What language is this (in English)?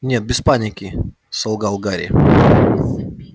Russian